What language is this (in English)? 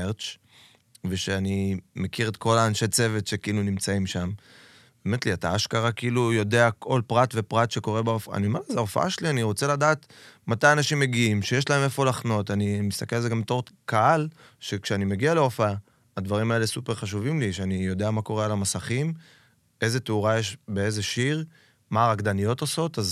Hebrew